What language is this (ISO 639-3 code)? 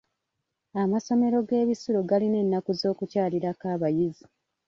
lug